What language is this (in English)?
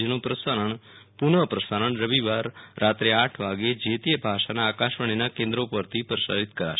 Gujarati